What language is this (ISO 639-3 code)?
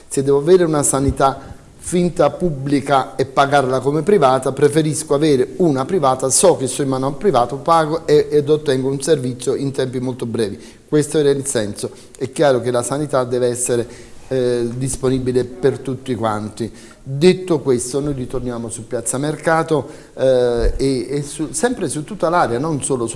ita